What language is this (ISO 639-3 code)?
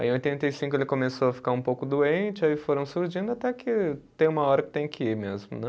por